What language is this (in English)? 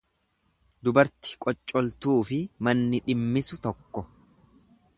Oromo